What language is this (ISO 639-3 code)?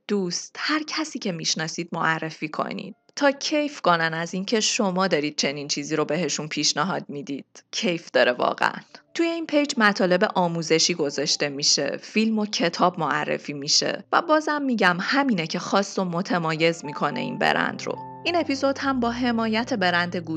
fas